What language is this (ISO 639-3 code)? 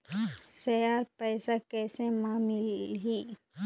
hne